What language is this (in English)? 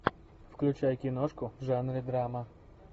Russian